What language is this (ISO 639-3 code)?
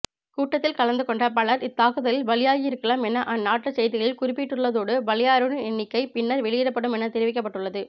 tam